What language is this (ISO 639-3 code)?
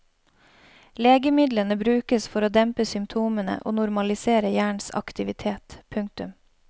nor